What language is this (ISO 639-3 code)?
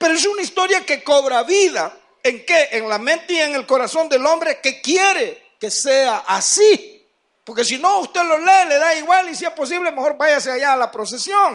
spa